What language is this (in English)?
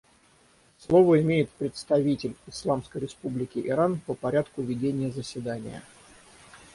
Russian